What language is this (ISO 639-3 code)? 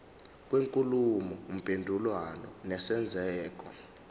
zul